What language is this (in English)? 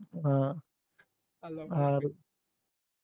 Gujarati